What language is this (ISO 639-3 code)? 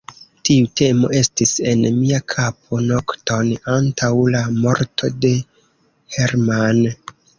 epo